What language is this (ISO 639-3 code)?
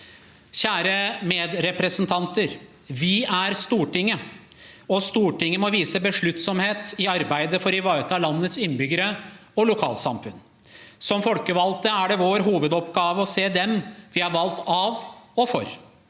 nor